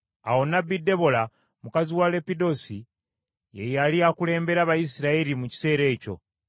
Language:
Ganda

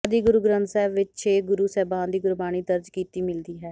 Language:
Punjabi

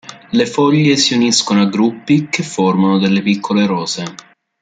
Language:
Italian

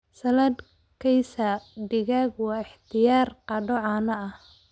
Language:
Somali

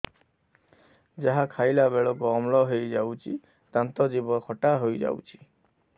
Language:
Odia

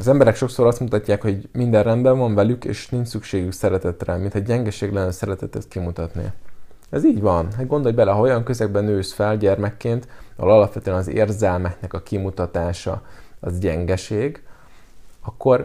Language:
Hungarian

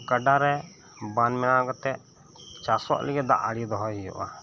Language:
Santali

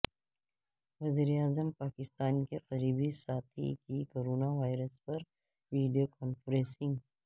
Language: Urdu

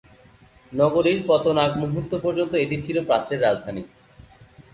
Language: Bangla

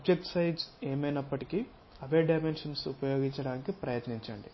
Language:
Telugu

